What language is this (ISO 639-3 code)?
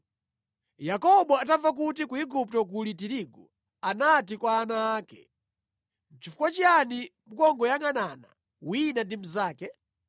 nya